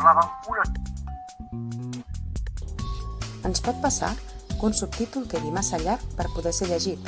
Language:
Catalan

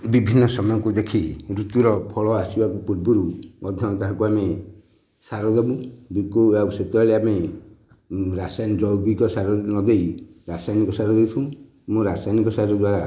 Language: Odia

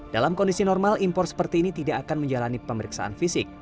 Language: Indonesian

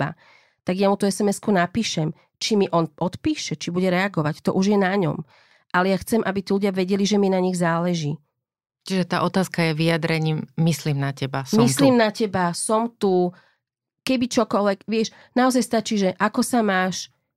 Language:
Slovak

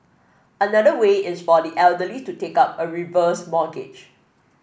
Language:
English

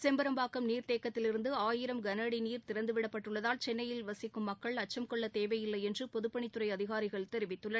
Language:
Tamil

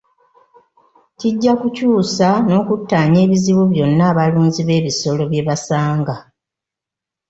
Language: Ganda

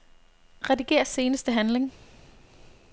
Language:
Danish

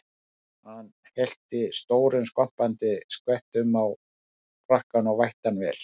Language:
Icelandic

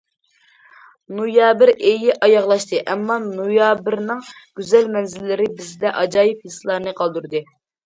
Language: Uyghur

